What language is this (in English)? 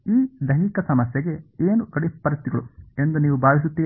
Kannada